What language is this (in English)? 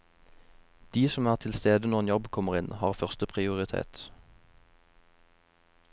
Norwegian